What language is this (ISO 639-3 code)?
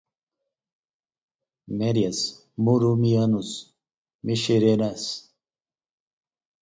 por